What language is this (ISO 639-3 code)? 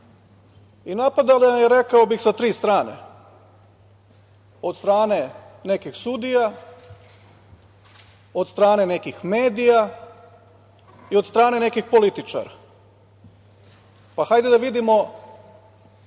srp